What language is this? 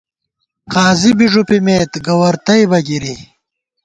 Gawar-Bati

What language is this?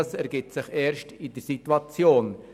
Swiss German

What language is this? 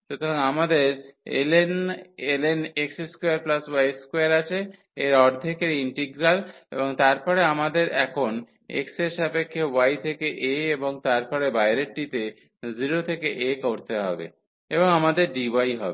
Bangla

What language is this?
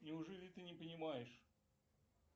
Russian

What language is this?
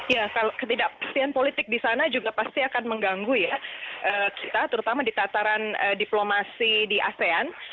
Indonesian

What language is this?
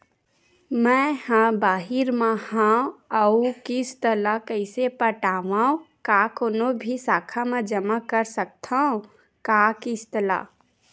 Chhattisgarhi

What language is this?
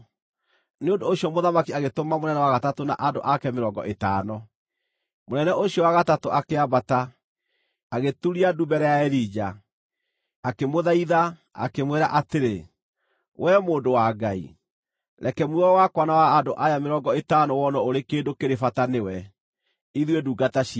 Kikuyu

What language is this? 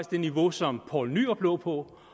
Danish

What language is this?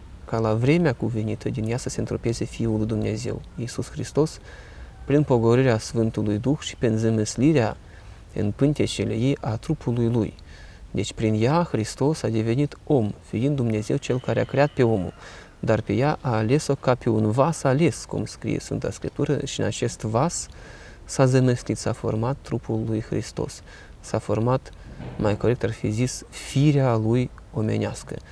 Romanian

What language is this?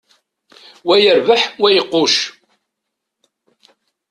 Kabyle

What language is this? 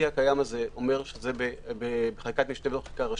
Hebrew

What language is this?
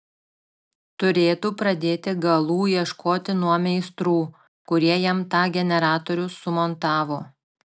Lithuanian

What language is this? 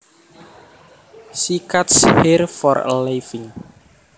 Javanese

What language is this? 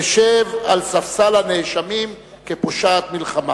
Hebrew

